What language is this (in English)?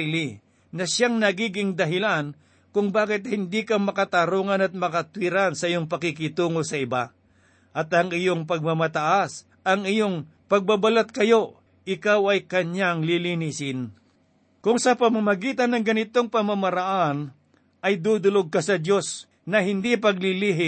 Filipino